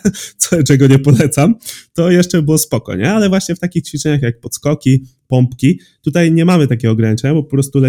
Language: Polish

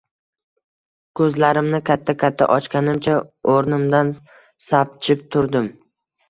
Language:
Uzbek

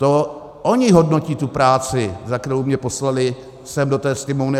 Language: Czech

